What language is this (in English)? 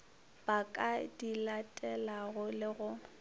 Northern Sotho